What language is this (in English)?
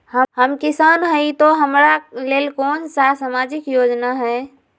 Magahi